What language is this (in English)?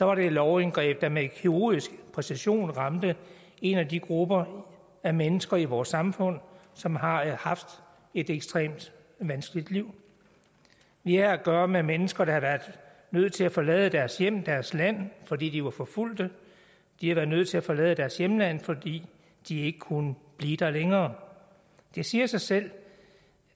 Danish